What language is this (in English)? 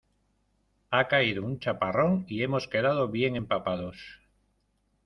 Spanish